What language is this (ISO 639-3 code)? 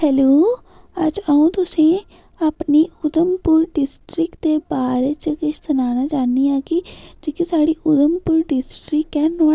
doi